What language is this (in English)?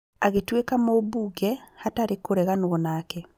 Kikuyu